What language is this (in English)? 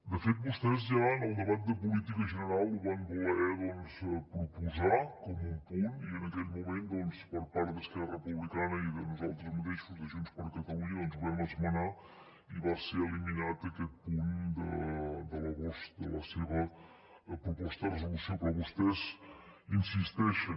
Catalan